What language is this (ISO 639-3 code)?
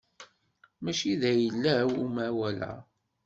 kab